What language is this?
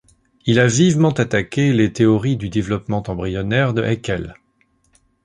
French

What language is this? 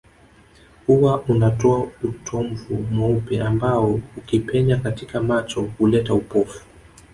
Swahili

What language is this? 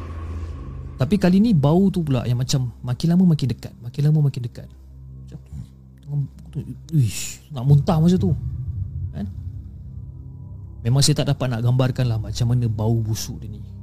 Malay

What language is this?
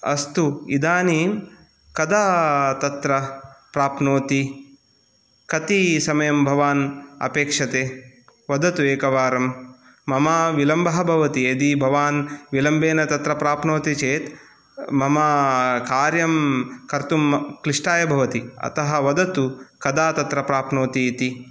Sanskrit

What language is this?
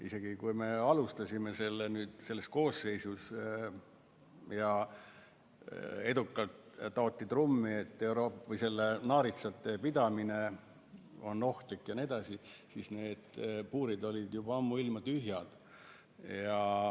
Estonian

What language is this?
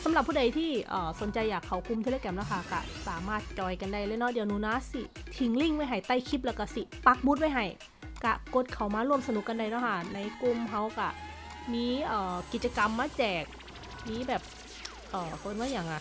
Thai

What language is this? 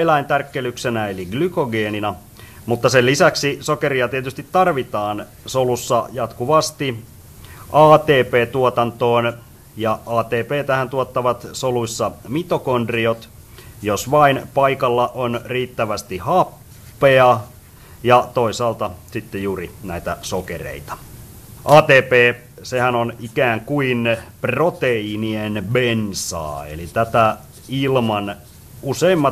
Finnish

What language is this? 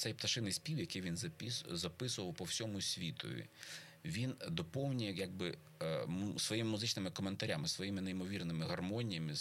Ukrainian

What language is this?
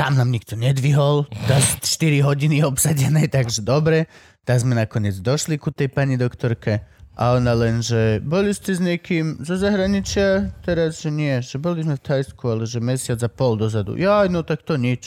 Slovak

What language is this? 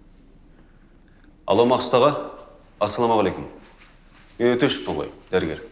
Turkish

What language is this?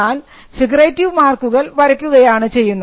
Malayalam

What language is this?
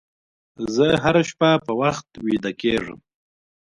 Pashto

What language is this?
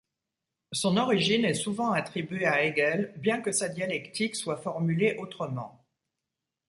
French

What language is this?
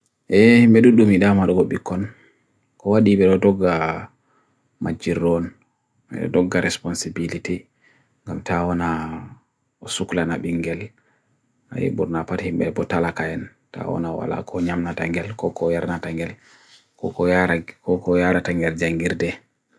Bagirmi Fulfulde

